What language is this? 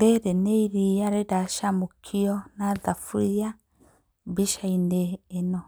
Kikuyu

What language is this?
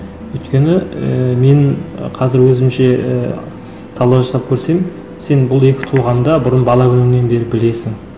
Kazakh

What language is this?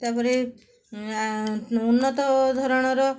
Odia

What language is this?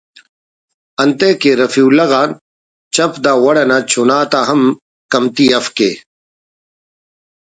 Brahui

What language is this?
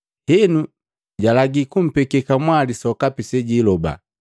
Matengo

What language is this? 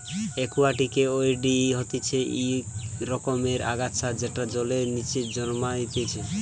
Bangla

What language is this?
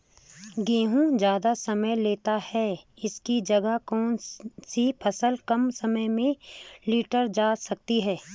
Hindi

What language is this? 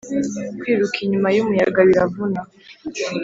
Kinyarwanda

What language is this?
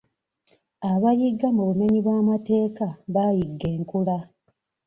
Ganda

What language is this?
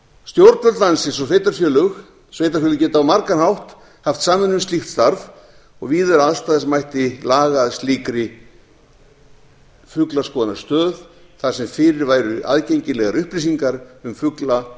Icelandic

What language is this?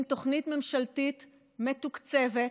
Hebrew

